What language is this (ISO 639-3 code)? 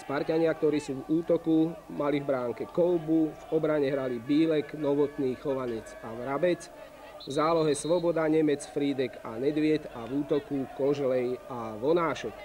slk